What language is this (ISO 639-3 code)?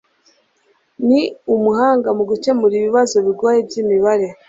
kin